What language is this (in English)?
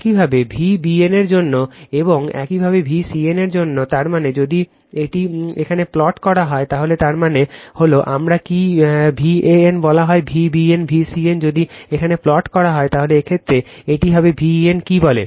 Bangla